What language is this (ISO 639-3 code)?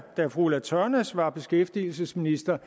dan